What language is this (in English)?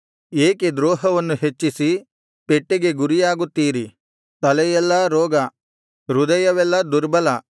Kannada